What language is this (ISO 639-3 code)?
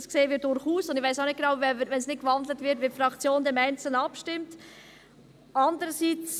gsw